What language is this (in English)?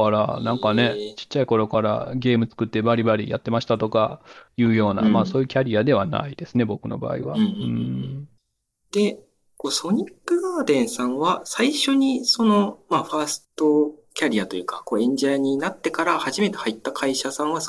Japanese